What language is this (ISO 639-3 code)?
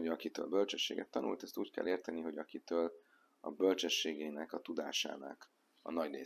hun